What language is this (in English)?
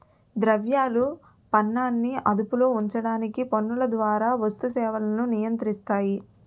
Telugu